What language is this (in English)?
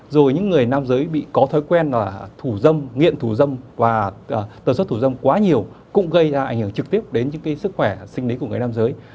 Vietnamese